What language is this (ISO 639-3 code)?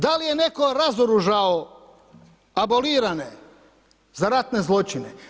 hrv